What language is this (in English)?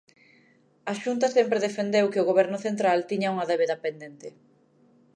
Galician